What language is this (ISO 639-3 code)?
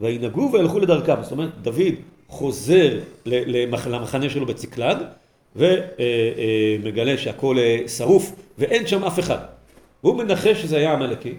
heb